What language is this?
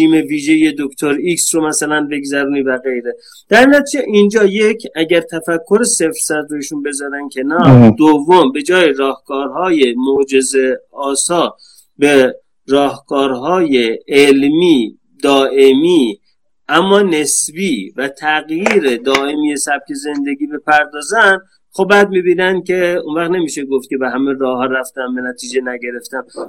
Persian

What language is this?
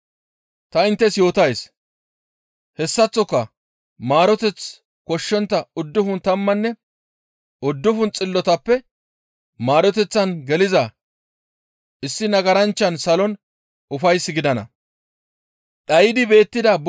Gamo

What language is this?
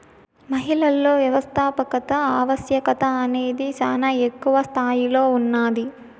Telugu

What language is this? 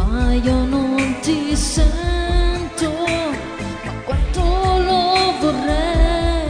Italian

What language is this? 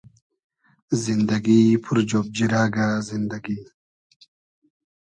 Hazaragi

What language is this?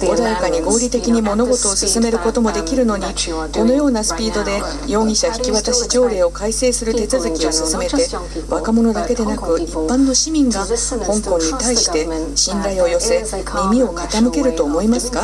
Japanese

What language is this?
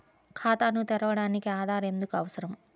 Telugu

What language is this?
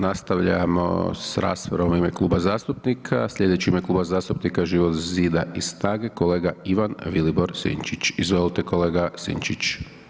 Croatian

